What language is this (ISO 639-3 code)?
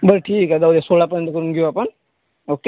mar